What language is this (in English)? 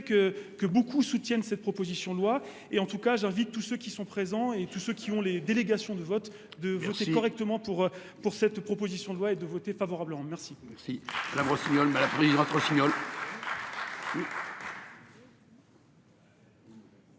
French